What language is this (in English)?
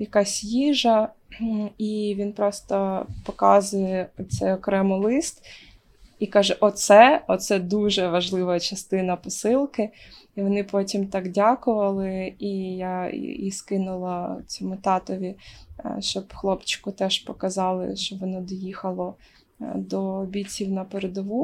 Ukrainian